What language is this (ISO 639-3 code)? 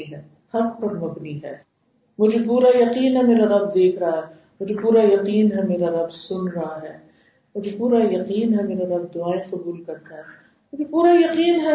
urd